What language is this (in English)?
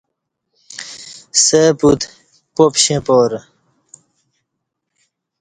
Kati